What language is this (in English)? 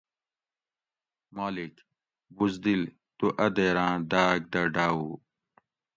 Gawri